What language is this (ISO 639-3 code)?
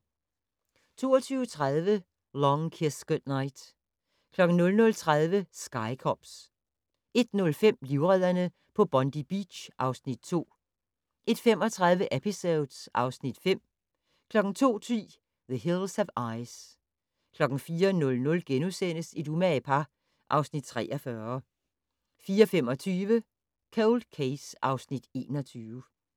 dan